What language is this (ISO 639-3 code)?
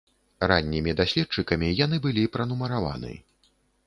bel